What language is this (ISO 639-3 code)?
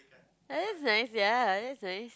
eng